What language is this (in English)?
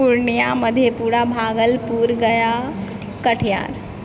Maithili